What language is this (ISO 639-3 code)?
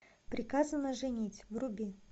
rus